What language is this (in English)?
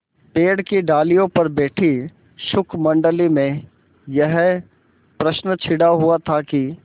Hindi